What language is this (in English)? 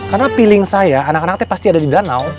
Indonesian